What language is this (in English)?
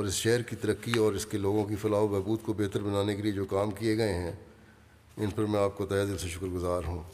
Urdu